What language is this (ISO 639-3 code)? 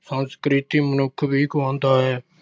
pan